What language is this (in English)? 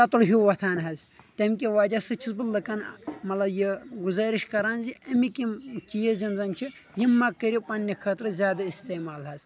Kashmiri